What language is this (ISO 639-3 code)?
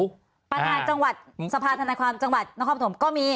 tha